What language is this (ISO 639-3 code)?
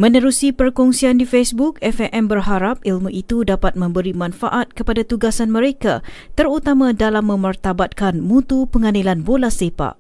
msa